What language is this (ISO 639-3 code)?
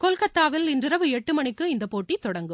tam